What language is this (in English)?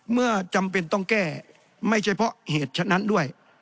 Thai